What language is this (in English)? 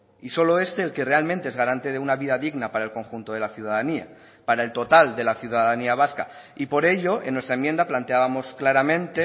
Spanish